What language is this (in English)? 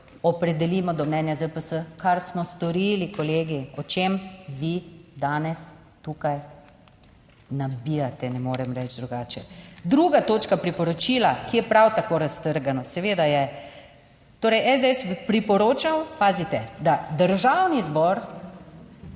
Slovenian